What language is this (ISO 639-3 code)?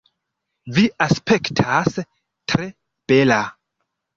epo